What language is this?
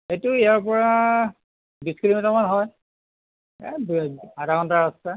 Assamese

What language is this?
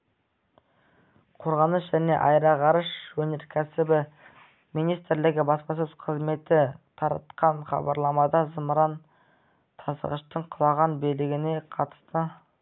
Kazakh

